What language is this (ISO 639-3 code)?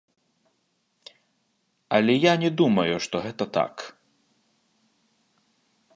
bel